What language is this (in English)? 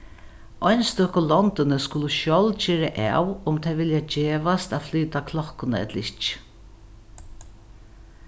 Faroese